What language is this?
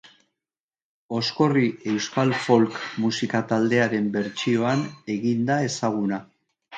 Basque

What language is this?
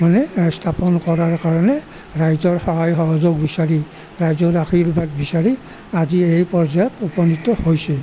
Assamese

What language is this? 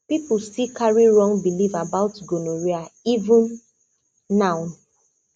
Nigerian Pidgin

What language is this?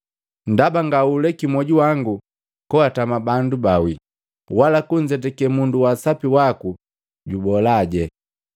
Matengo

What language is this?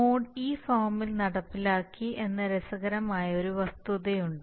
Malayalam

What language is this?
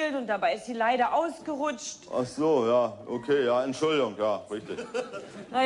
German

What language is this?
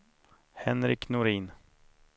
Swedish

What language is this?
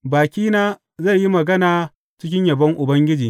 Hausa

